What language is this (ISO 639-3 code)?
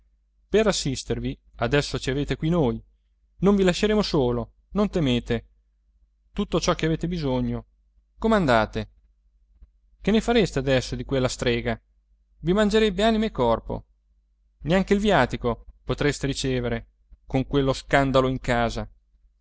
ita